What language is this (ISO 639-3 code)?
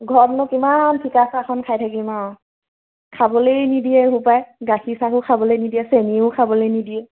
asm